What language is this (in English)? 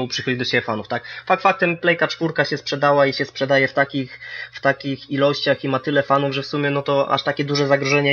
Polish